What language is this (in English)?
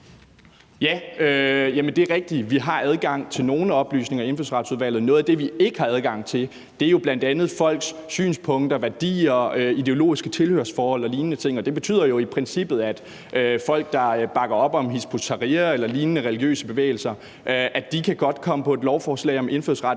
Danish